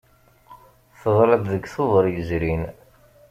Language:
Kabyle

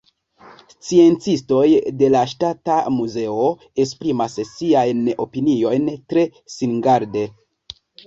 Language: Esperanto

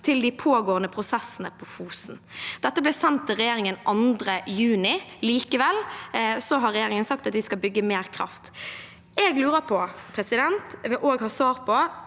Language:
Norwegian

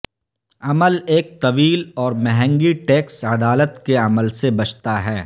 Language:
Urdu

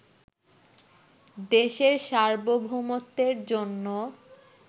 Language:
Bangla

